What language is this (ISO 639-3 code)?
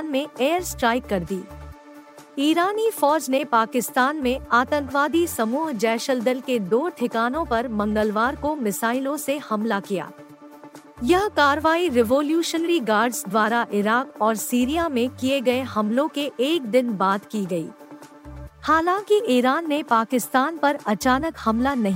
hin